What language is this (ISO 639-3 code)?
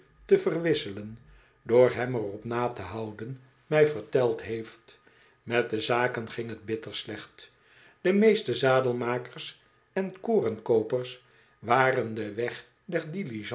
nld